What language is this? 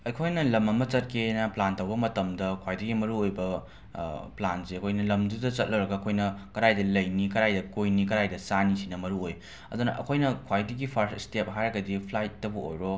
Manipuri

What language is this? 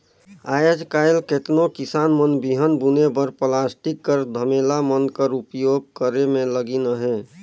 Chhattisgarhi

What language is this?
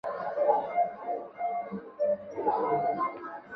Chinese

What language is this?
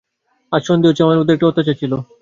Bangla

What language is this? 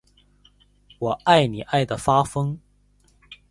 Chinese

